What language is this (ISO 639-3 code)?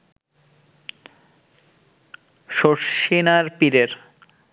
ben